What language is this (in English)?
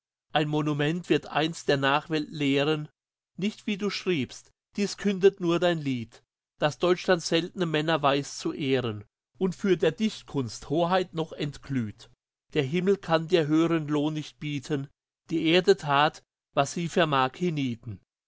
German